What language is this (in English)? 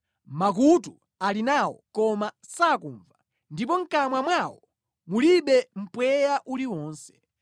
Nyanja